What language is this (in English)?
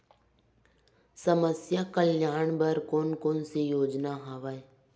Chhattisgarhi